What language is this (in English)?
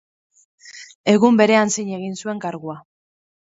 Basque